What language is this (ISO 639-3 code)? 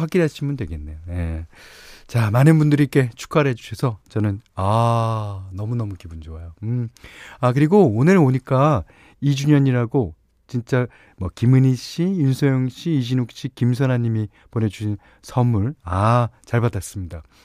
kor